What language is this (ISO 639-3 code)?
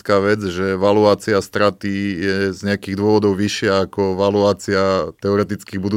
slk